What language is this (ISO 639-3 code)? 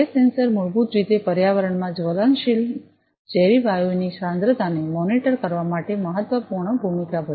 guj